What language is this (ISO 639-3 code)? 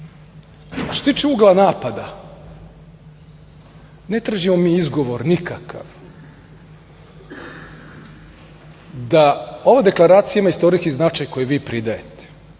srp